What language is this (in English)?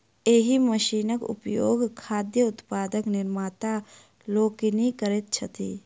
Maithili